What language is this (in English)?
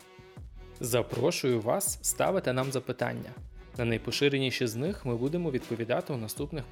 Ukrainian